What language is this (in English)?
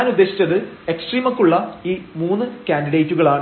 Malayalam